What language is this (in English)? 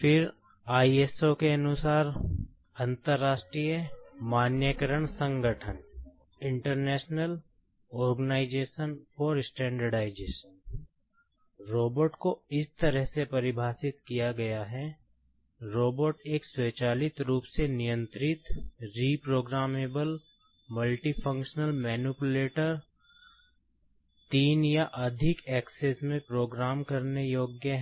Hindi